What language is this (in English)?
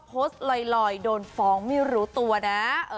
Thai